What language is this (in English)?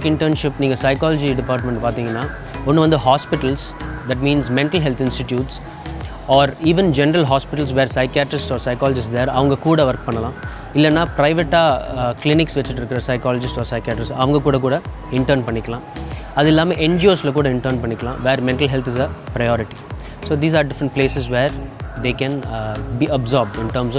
Korean